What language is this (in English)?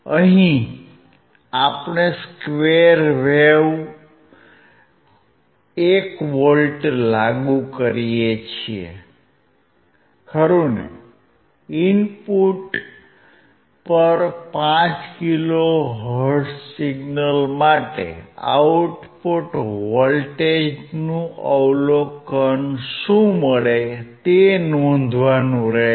Gujarati